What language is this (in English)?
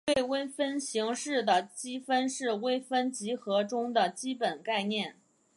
Chinese